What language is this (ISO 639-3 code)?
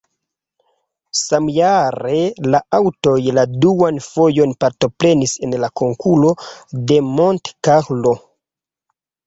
epo